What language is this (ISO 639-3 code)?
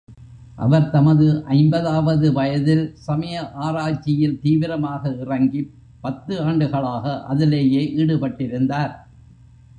tam